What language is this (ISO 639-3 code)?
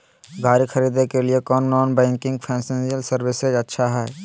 mag